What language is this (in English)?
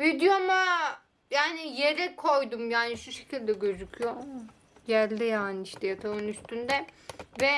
Turkish